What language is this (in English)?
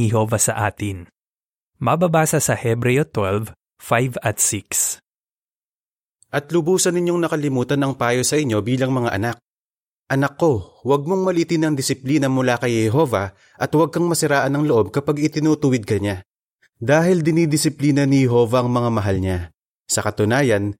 Filipino